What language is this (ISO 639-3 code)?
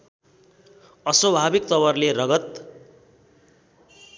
nep